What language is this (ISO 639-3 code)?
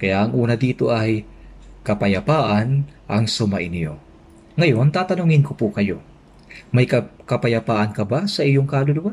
fil